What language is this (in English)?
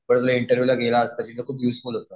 Marathi